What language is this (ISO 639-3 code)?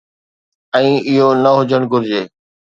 snd